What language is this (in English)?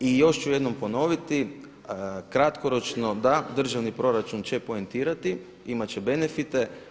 Croatian